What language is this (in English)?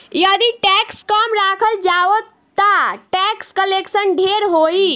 Bhojpuri